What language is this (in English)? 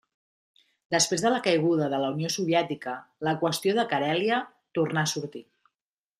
Catalan